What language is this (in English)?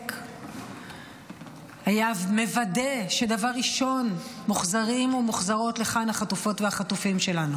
Hebrew